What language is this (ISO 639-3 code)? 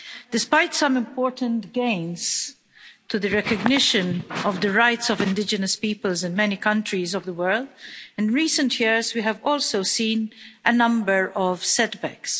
eng